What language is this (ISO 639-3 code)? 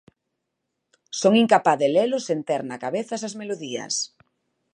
glg